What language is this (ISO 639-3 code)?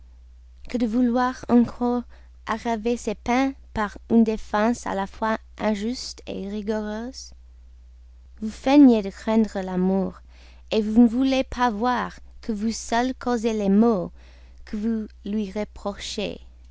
fra